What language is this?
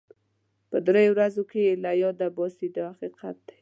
Pashto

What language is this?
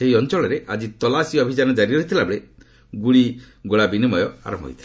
Odia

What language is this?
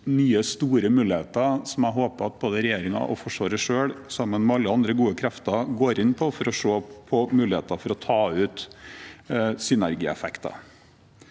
Norwegian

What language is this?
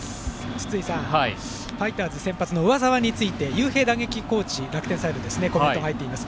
Japanese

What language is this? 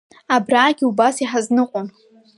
Abkhazian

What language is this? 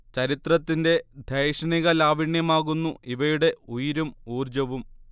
Malayalam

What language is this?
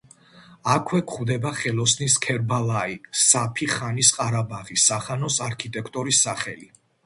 Georgian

